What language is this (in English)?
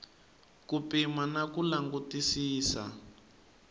Tsonga